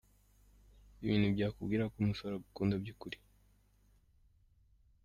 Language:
Kinyarwanda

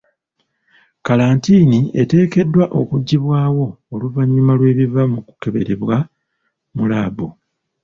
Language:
Ganda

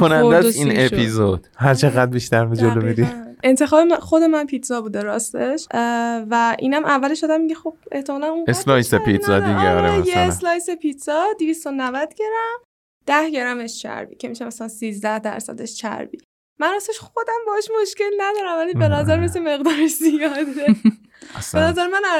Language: Persian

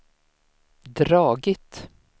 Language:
Swedish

